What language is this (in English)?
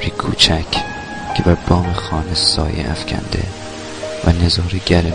Persian